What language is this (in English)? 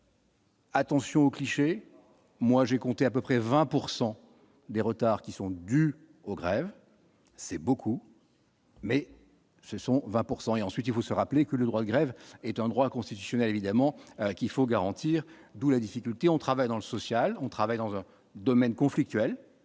French